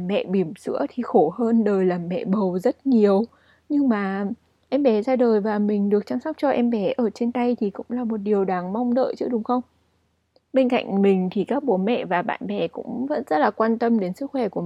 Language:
Vietnamese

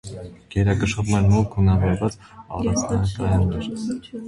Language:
Armenian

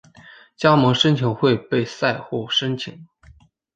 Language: Chinese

